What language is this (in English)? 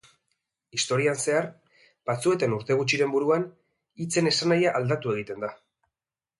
Basque